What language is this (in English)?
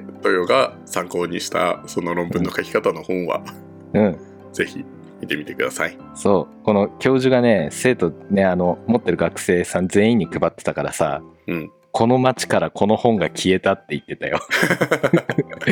Japanese